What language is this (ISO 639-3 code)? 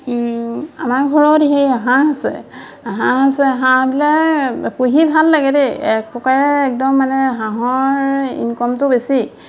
asm